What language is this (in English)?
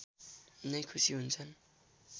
Nepali